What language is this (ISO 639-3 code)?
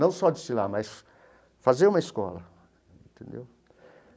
por